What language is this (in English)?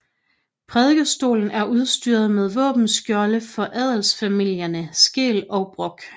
Danish